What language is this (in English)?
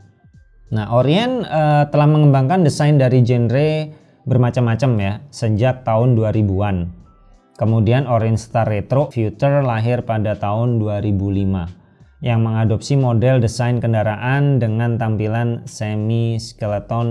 Indonesian